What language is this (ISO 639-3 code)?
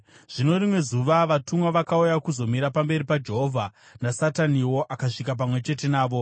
sna